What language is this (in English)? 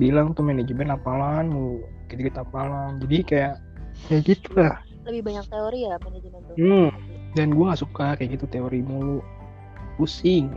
Indonesian